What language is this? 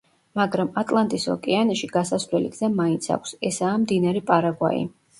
Georgian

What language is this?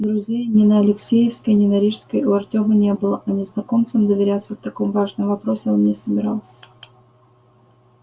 Russian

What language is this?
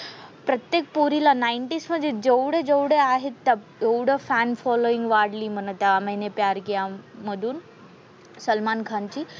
Marathi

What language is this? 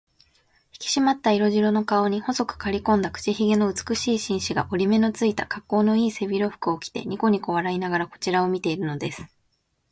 Japanese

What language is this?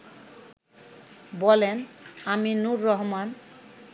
Bangla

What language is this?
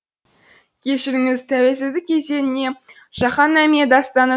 Kazakh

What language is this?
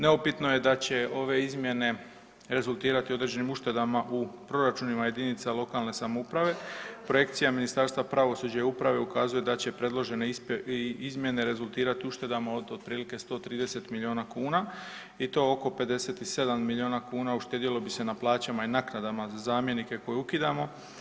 Croatian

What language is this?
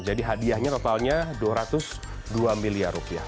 Indonesian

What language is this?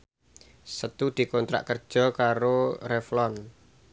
Javanese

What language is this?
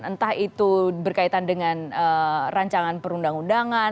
Indonesian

